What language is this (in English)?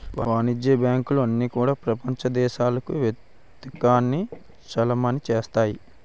Telugu